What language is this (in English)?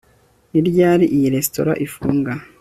Kinyarwanda